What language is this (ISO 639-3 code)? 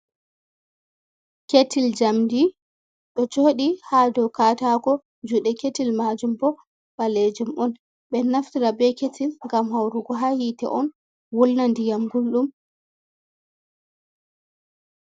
ful